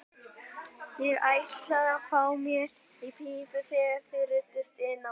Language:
Icelandic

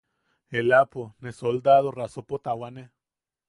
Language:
Yaqui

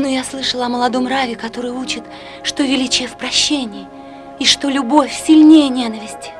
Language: Russian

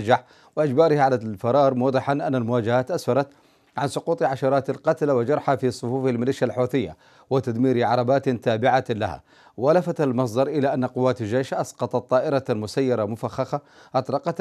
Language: Arabic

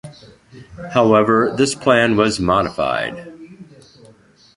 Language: English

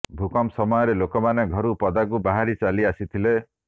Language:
Odia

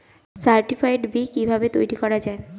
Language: Bangla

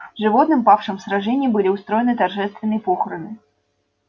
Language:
Russian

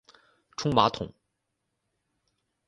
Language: Chinese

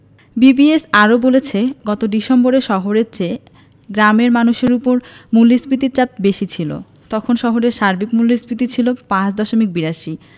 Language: Bangla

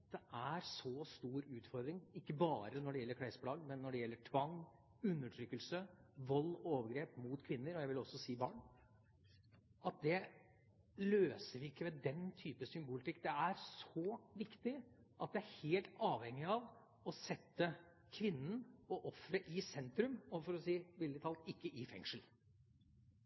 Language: Norwegian Bokmål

